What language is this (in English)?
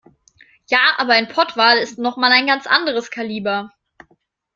German